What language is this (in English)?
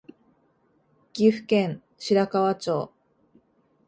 Japanese